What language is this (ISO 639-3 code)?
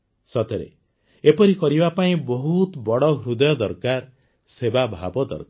ori